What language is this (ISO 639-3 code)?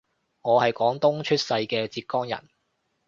yue